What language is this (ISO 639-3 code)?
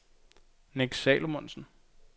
dan